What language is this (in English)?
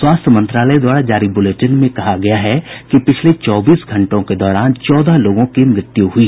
Hindi